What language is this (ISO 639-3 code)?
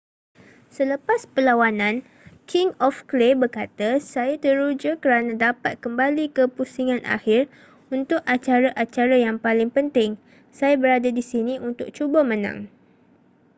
msa